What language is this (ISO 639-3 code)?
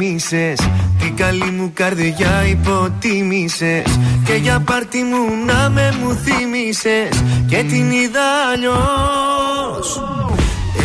ell